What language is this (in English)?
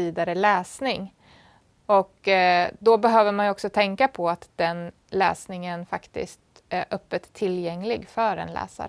Swedish